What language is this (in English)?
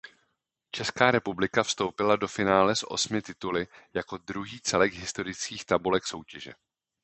Czech